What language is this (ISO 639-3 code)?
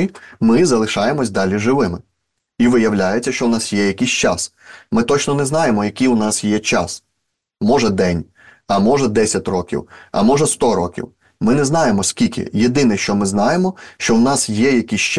ukr